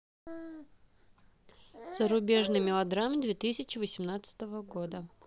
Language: Russian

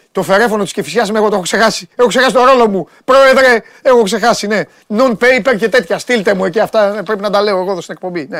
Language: Greek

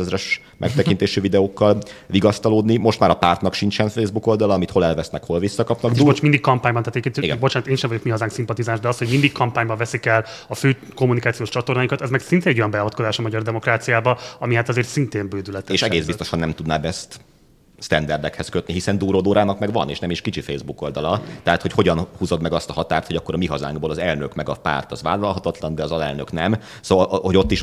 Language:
Hungarian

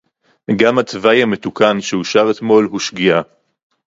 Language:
Hebrew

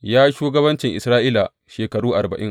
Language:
Hausa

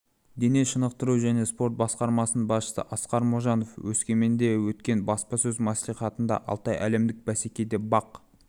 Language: Kazakh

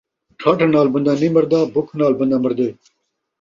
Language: Saraiki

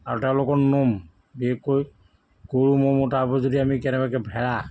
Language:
Assamese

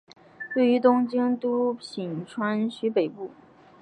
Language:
Chinese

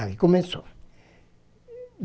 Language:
Portuguese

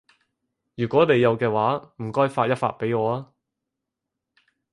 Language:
Cantonese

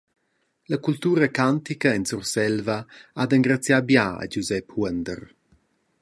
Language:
Romansh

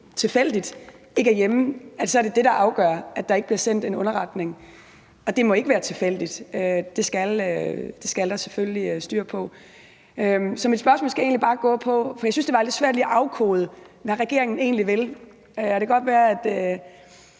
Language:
Danish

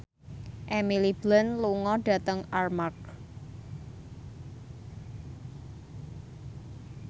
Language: Javanese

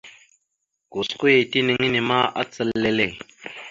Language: Mada (Cameroon)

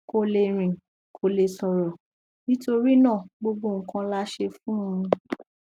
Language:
Yoruba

